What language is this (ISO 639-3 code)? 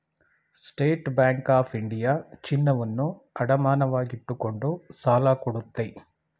kan